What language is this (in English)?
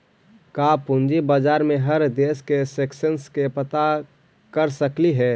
Magahi